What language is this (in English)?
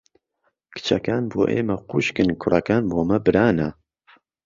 Central Kurdish